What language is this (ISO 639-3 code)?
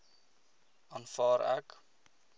afr